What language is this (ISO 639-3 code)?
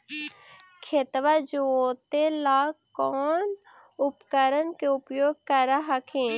mag